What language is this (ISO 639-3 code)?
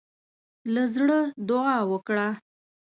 pus